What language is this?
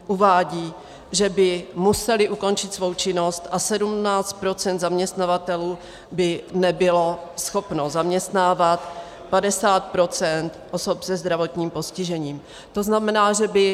Czech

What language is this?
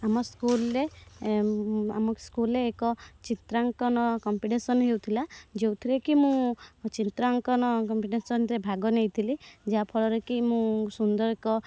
Odia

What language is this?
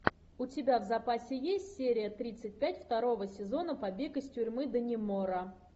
Russian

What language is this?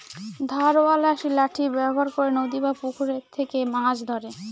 Bangla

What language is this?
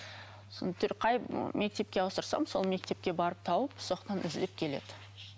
Kazakh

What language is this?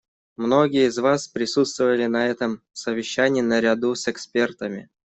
Russian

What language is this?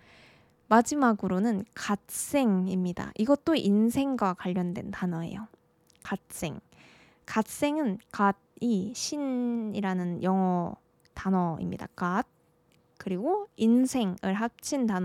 Korean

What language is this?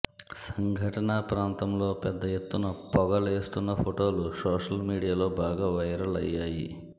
Telugu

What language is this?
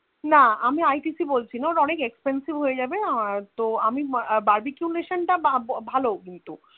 Bangla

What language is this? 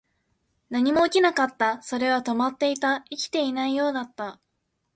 Japanese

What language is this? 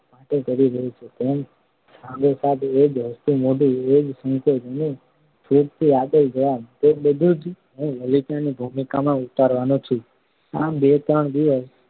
Gujarati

